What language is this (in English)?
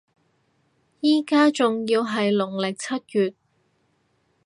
Cantonese